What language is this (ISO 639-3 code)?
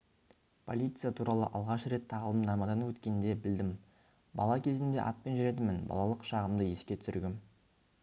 kaz